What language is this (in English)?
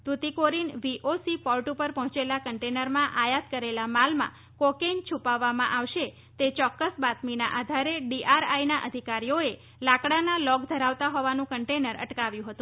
Gujarati